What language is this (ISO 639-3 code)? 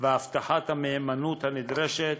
heb